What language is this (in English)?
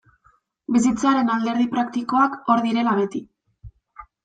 Basque